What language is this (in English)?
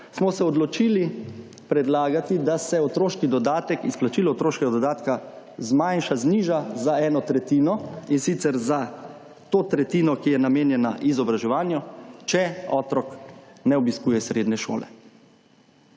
Slovenian